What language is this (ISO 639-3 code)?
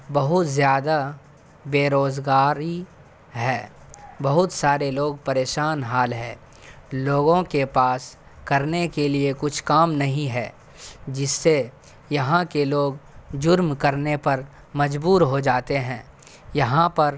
urd